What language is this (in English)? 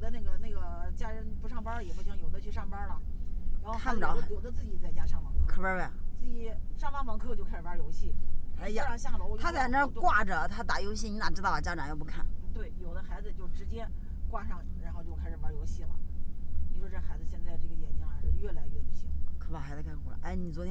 Chinese